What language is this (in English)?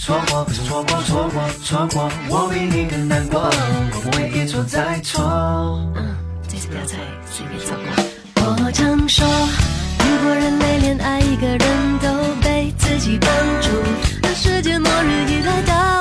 Chinese